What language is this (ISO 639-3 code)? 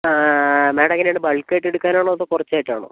mal